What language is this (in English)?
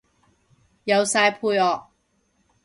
Cantonese